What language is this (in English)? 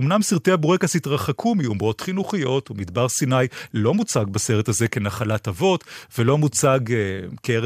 Hebrew